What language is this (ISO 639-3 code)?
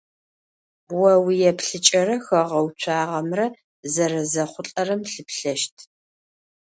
ady